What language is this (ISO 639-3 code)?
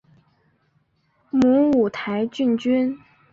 zho